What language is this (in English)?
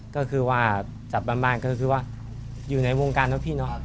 Thai